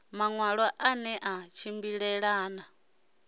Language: Venda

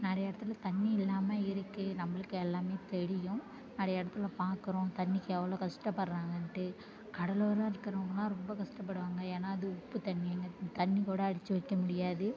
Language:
Tamil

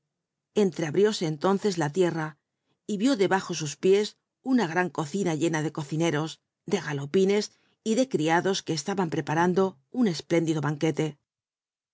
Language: Spanish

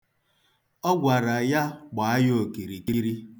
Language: Igbo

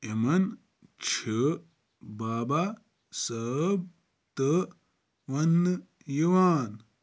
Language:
Kashmiri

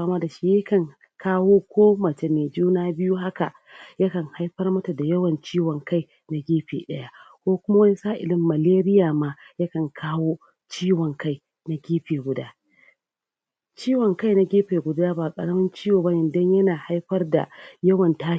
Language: Hausa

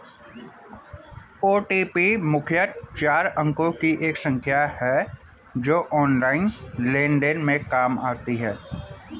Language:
Hindi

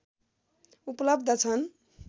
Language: Nepali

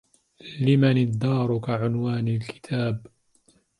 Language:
Arabic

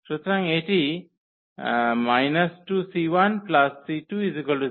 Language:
Bangla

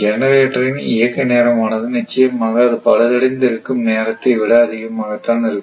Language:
Tamil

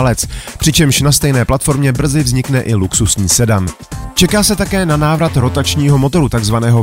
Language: Czech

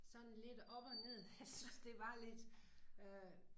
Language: Danish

